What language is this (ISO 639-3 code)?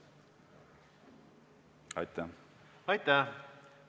est